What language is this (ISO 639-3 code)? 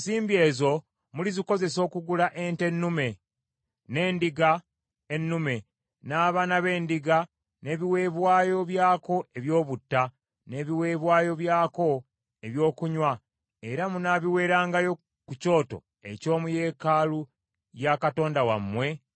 lug